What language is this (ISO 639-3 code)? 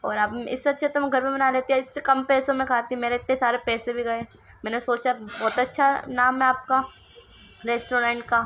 urd